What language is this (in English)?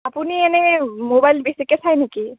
Assamese